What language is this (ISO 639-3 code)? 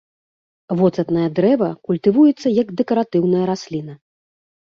bel